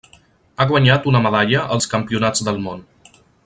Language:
Catalan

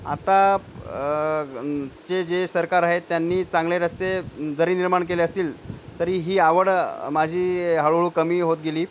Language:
Marathi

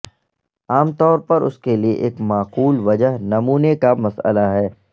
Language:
Urdu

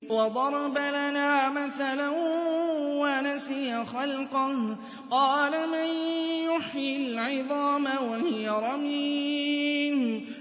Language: Arabic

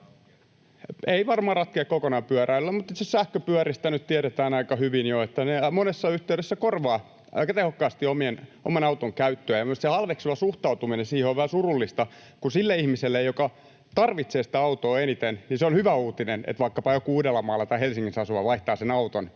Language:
Finnish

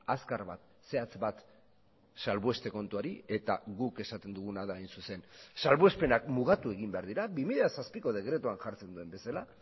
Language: Basque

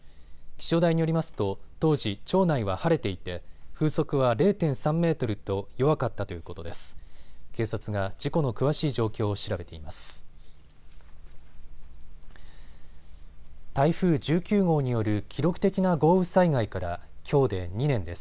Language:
Japanese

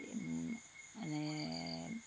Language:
Assamese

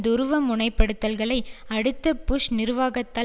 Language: Tamil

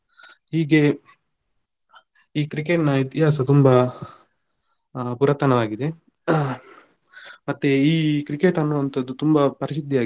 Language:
Kannada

